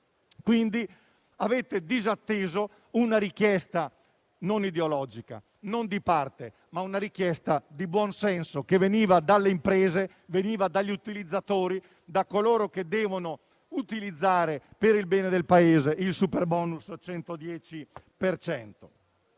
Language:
Italian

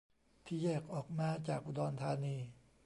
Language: Thai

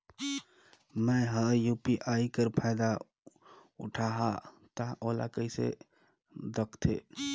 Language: Chhattisgarhi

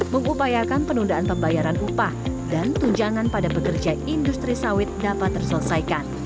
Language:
Indonesian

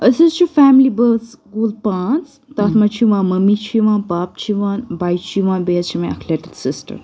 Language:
Kashmiri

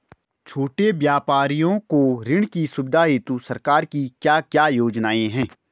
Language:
Hindi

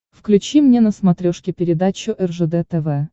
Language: Russian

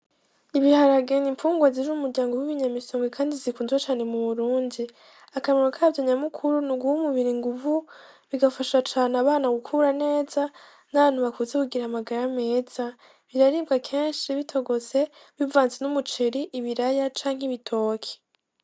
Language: Rundi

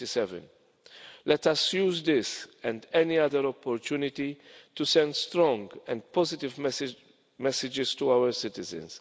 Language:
English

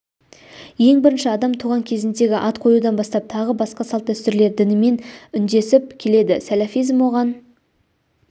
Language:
Kazakh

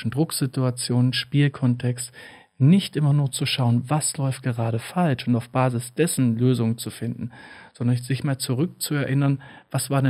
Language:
German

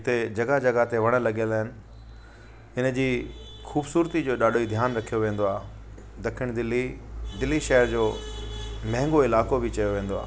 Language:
Sindhi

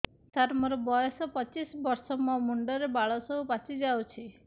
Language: Odia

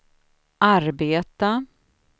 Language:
Swedish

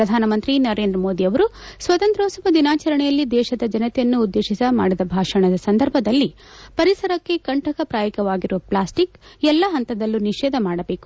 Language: Kannada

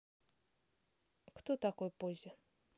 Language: Russian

